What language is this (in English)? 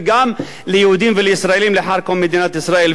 Hebrew